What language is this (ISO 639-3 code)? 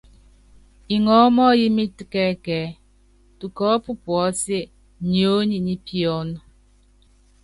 yav